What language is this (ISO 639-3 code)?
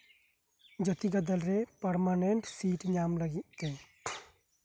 sat